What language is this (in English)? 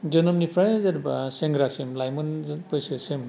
Bodo